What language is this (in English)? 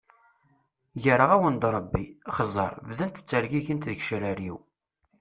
Kabyle